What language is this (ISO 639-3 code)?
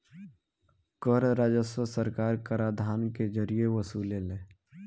bho